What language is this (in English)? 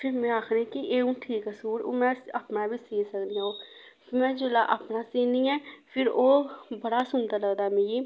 Dogri